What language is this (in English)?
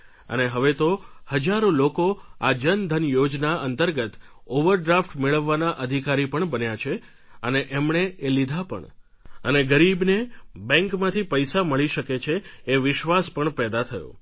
Gujarati